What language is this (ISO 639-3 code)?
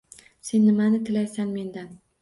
uzb